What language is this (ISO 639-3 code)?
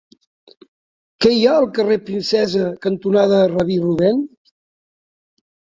cat